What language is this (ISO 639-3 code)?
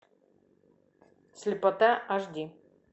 rus